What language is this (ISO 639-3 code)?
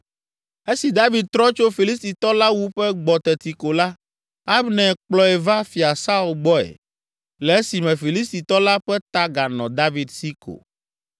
ewe